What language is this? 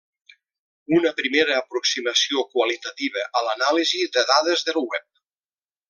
Catalan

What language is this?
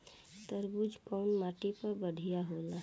Bhojpuri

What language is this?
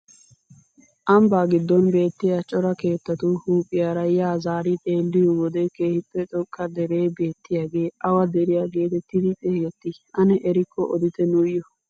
Wolaytta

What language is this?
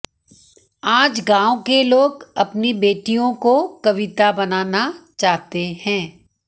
Hindi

